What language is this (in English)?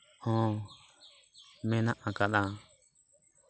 Santali